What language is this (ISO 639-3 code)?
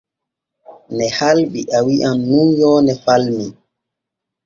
fue